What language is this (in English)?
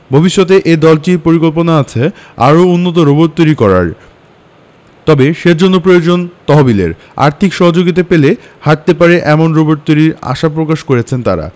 Bangla